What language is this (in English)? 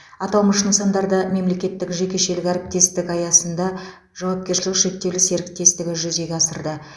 Kazakh